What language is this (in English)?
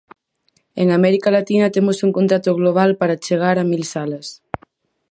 Galician